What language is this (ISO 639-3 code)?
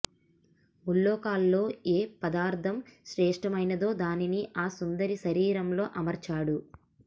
tel